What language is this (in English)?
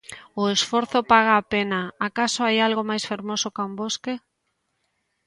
Galician